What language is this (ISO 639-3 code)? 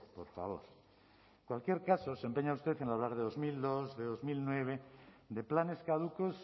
spa